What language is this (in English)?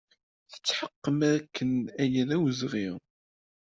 Kabyle